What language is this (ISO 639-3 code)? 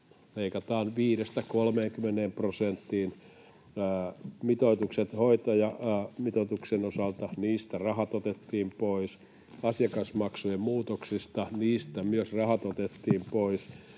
fin